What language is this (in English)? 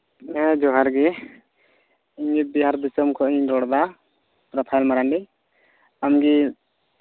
Santali